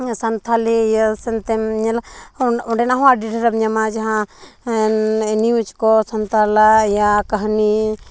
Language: Santali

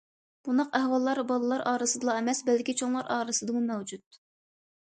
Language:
Uyghur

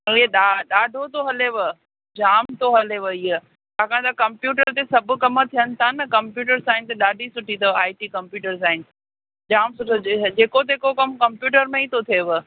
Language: Sindhi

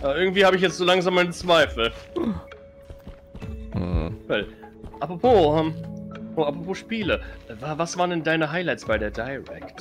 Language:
German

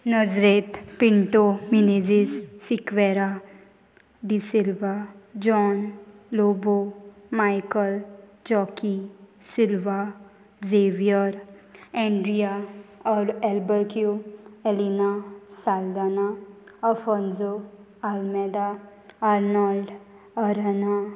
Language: Konkani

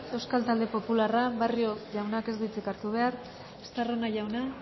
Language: Basque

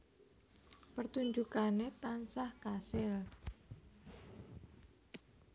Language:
Javanese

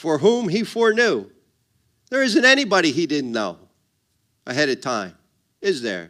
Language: English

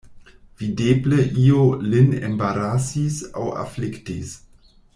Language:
Esperanto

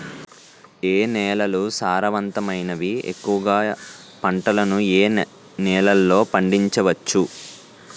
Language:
Telugu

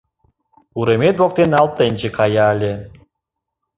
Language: Mari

